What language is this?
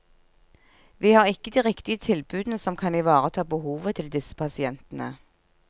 Norwegian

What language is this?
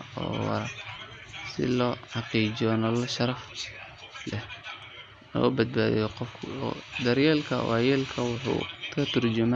Somali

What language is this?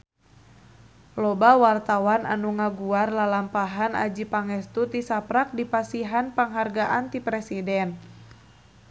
Sundanese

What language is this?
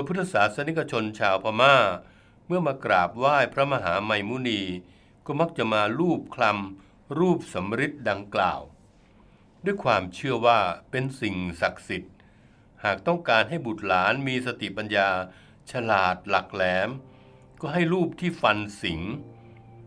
Thai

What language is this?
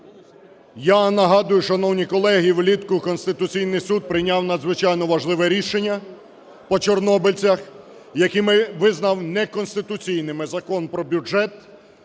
Ukrainian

